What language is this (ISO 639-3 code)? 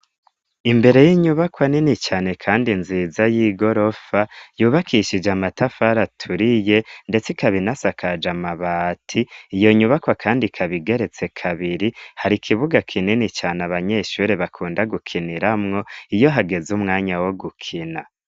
run